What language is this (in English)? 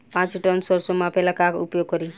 Bhojpuri